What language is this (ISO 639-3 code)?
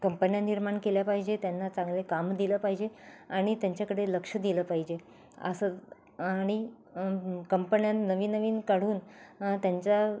mar